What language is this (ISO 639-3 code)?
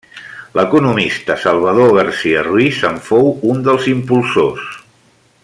cat